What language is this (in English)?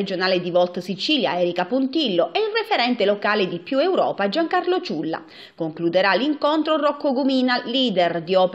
Italian